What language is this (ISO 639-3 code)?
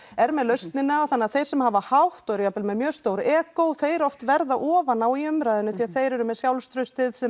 isl